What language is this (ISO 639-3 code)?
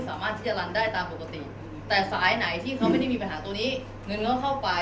tha